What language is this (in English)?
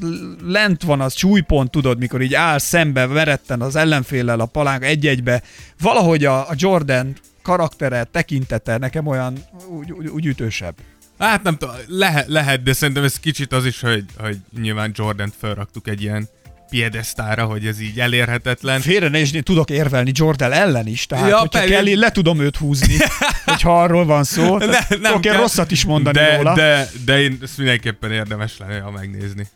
Hungarian